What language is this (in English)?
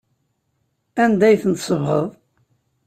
Kabyle